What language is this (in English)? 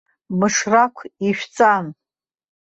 Abkhazian